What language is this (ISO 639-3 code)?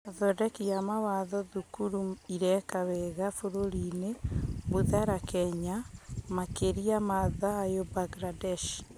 kik